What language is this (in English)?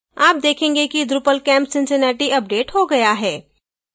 Hindi